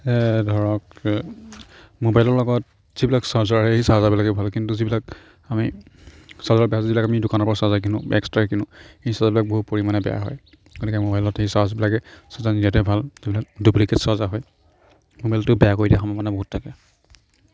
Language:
Assamese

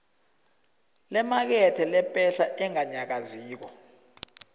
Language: South Ndebele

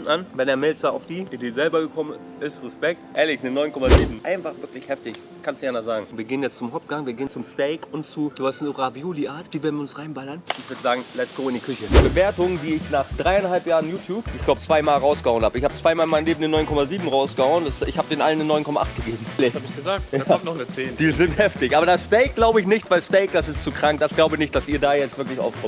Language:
German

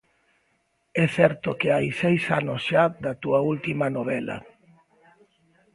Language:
Galician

